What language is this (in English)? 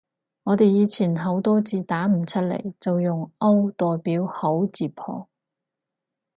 Cantonese